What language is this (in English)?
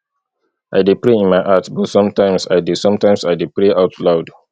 Nigerian Pidgin